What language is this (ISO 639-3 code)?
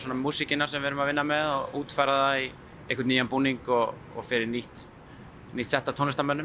isl